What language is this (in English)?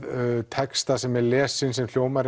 Icelandic